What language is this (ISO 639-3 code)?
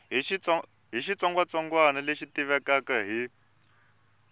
tso